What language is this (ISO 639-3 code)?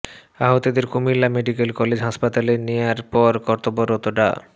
ben